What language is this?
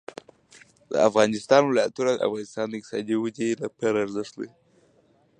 Pashto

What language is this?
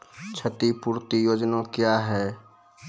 Maithili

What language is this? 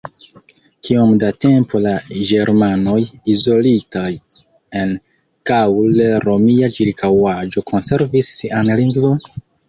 Esperanto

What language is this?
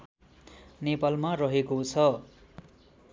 Nepali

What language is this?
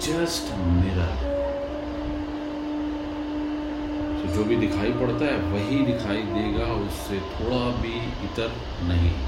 Hindi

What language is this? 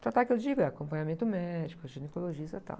Portuguese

